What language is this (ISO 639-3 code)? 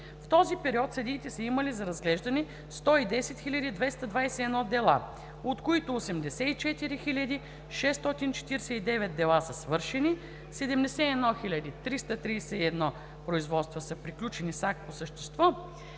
bul